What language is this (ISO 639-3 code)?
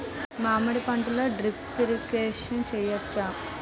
tel